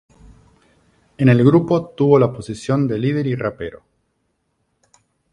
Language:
Spanish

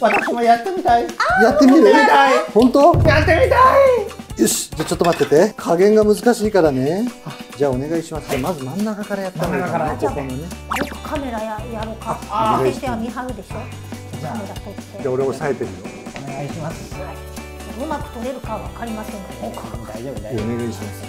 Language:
Japanese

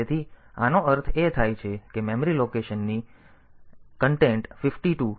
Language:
Gujarati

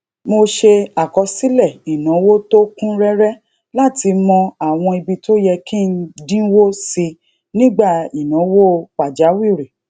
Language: Yoruba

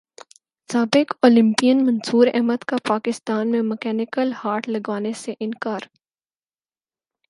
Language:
Urdu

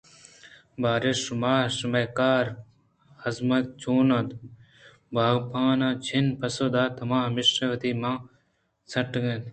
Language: Eastern Balochi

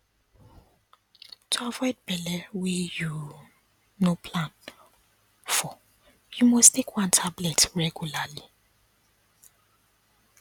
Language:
Nigerian Pidgin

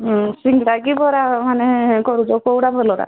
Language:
Odia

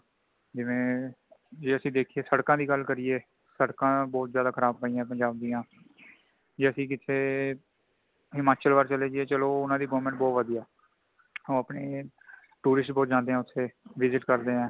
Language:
Punjabi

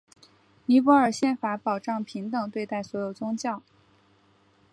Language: Chinese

